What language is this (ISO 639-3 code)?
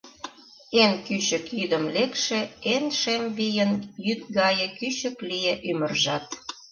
chm